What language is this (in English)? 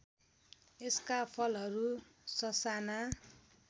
Nepali